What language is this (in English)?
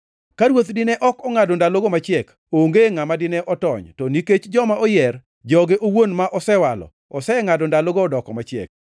Luo (Kenya and Tanzania)